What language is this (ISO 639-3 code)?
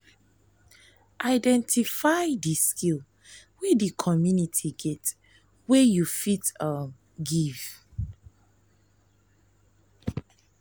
pcm